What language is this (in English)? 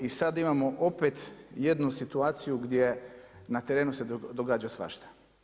Croatian